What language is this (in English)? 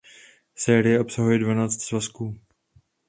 Czech